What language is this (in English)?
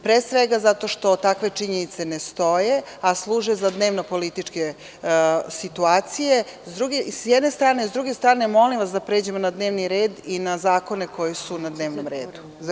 Serbian